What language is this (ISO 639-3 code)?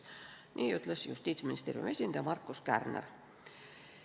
est